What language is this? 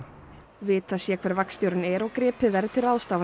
Icelandic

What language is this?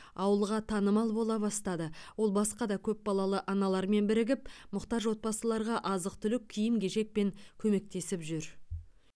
Kazakh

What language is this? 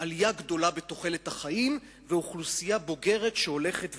Hebrew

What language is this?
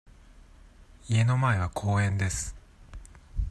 Japanese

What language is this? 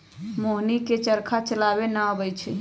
Magahi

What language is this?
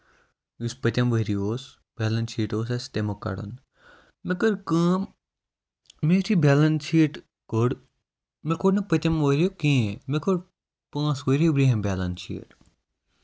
Kashmiri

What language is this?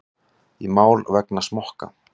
Icelandic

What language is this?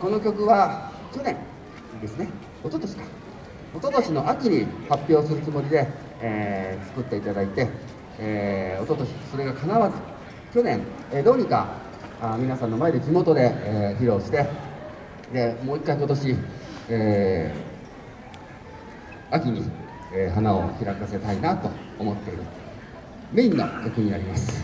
Japanese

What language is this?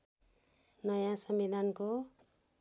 Nepali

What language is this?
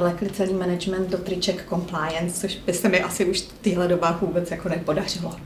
Czech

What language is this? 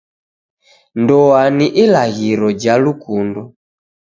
Taita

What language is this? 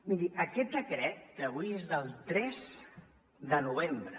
Catalan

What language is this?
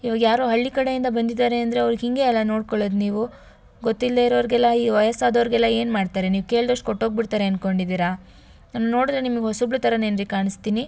Kannada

